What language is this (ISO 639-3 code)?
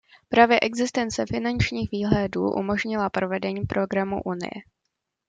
ces